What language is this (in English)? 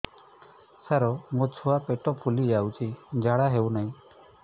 Odia